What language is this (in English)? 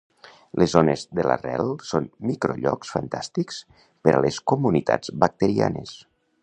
Catalan